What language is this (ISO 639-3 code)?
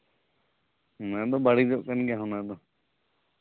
sat